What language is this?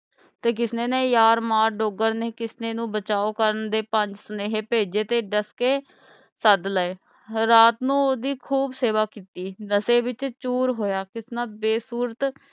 Punjabi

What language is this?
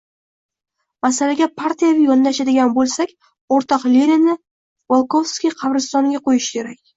Uzbek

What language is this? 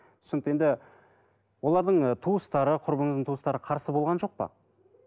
Kazakh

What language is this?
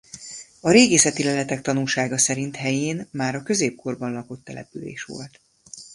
Hungarian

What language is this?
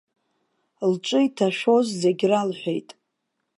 Abkhazian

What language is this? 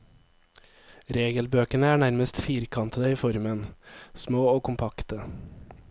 Norwegian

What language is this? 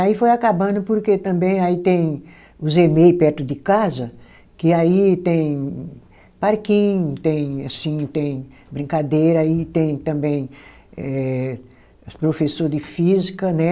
Portuguese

